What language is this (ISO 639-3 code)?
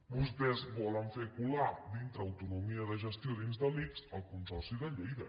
cat